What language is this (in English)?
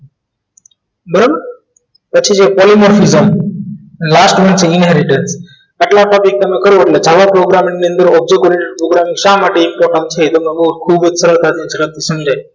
Gujarati